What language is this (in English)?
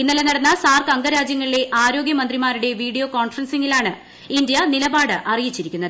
Malayalam